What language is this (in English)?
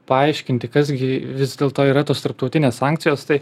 Lithuanian